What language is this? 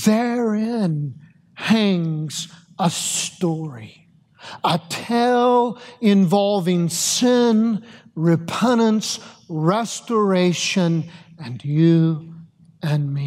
English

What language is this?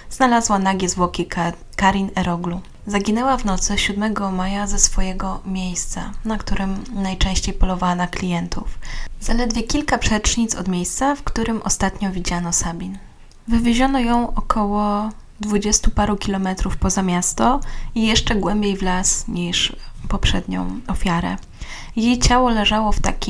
Polish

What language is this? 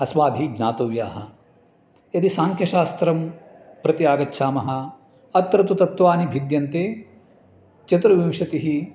Sanskrit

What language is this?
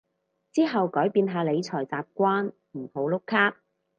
Cantonese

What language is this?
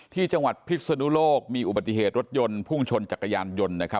Thai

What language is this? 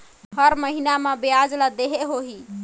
Chhattisgarhi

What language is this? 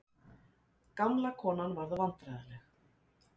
Icelandic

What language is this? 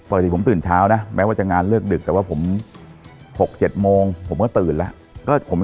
Thai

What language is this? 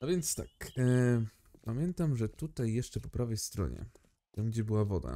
Polish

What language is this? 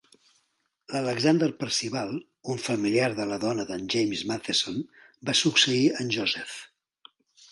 Catalan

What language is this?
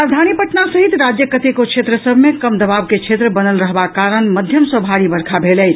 Maithili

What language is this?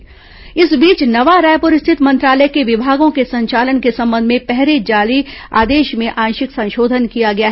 Hindi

